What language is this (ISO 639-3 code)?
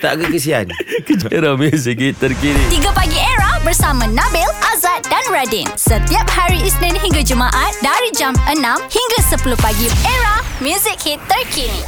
msa